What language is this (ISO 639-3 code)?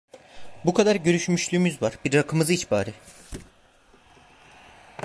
tur